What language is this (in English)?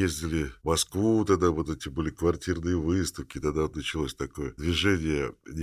Russian